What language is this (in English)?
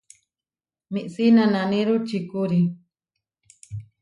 Huarijio